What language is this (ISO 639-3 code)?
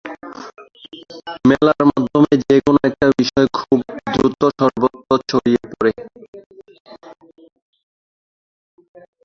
ben